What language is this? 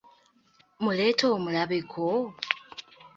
Ganda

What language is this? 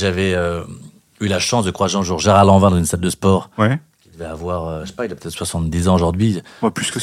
French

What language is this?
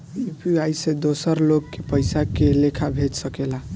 Bhojpuri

